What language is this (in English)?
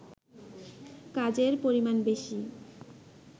Bangla